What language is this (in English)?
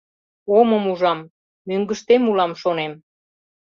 Mari